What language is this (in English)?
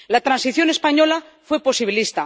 Spanish